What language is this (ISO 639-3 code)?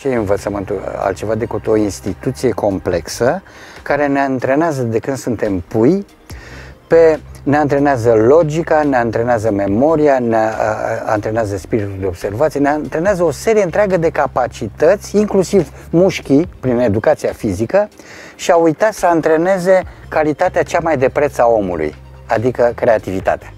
ron